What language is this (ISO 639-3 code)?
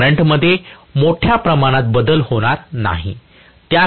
mar